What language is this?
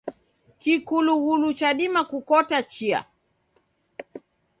Taita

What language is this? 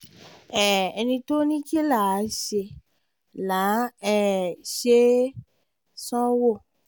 Yoruba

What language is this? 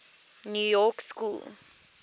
English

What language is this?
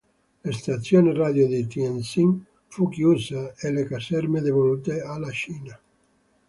Italian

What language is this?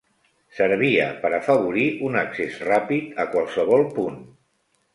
Catalan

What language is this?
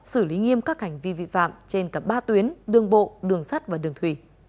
Vietnamese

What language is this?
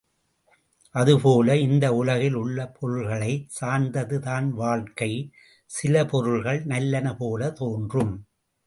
Tamil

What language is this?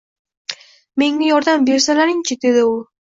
Uzbek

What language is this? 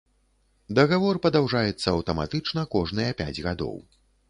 Belarusian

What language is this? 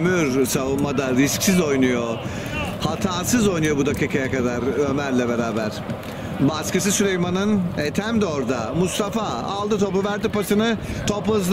Turkish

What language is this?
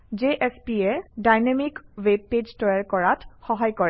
Assamese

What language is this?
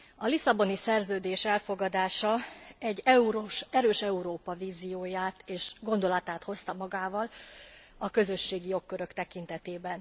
Hungarian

